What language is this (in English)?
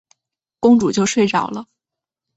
Chinese